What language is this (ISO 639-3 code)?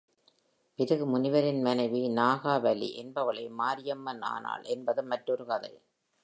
tam